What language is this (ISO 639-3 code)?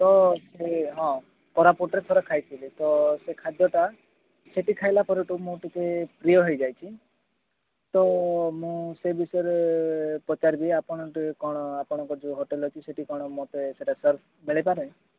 ori